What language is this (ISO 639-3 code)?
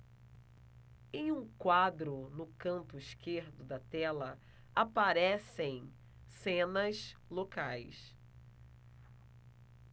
por